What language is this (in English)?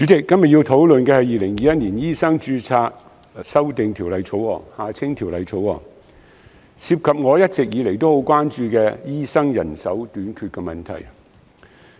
Cantonese